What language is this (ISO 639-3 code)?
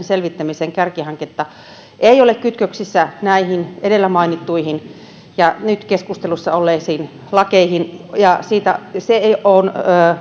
fin